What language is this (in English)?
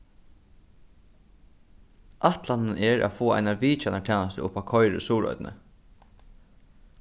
Faroese